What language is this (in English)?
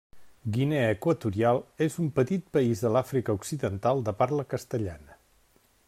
Catalan